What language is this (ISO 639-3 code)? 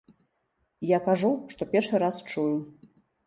bel